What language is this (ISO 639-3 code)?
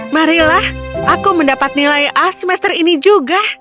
ind